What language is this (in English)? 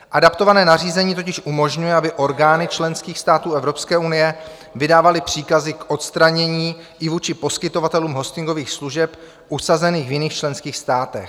Czech